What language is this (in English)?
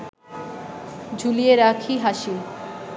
Bangla